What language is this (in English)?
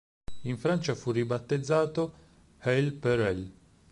Italian